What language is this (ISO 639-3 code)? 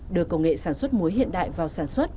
vie